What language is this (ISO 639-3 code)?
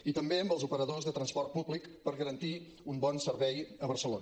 cat